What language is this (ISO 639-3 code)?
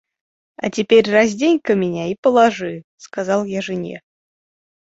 rus